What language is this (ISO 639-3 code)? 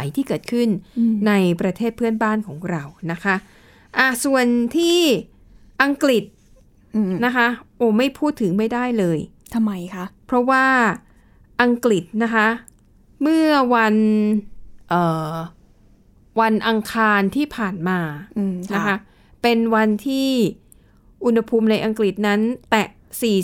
tha